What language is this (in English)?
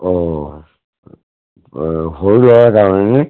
Assamese